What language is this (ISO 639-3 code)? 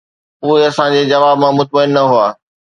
snd